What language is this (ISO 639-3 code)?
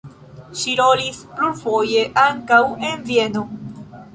epo